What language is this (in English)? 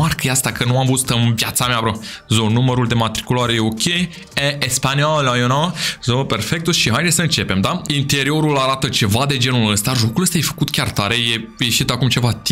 Romanian